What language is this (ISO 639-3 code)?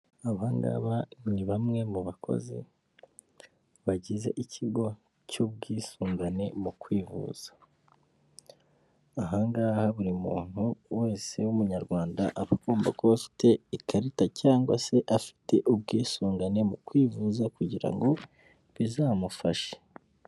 kin